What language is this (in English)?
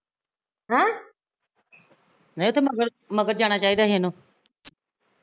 Punjabi